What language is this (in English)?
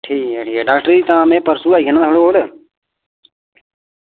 Dogri